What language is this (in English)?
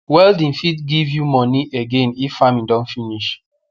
Nigerian Pidgin